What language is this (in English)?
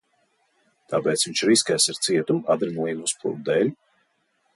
Latvian